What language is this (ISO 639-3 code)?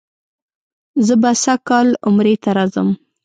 pus